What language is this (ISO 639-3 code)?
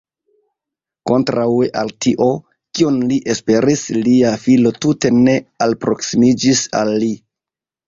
epo